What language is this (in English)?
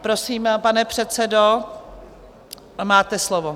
Czech